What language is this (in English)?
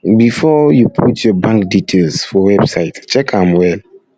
Nigerian Pidgin